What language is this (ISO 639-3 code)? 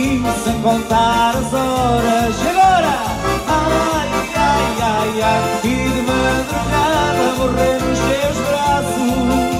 por